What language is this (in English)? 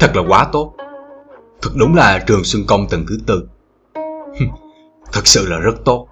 Vietnamese